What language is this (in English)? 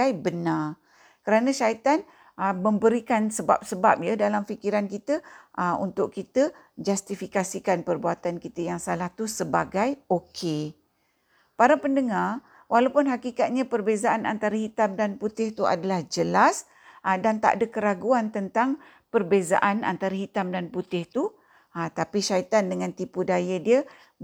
Malay